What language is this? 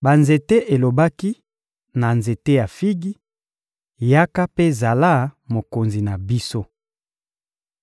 Lingala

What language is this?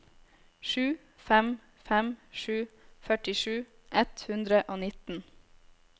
Norwegian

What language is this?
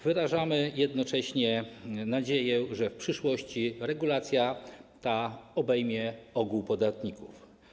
Polish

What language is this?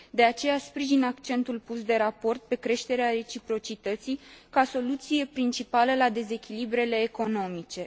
Romanian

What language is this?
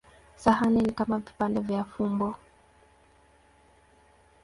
Swahili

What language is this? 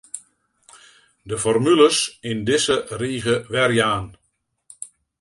Western Frisian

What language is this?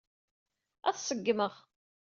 Kabyle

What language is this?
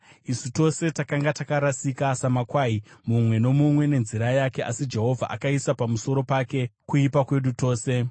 Shona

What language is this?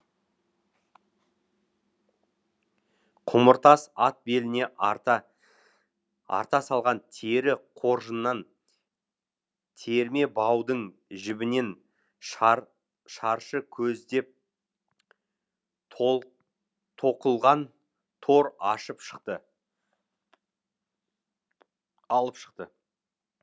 Kazakh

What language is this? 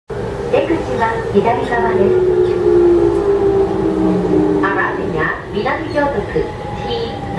Japanese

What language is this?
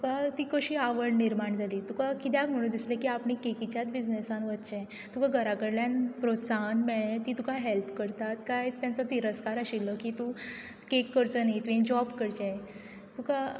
Konkani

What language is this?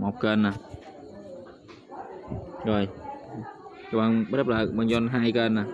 Vietnamese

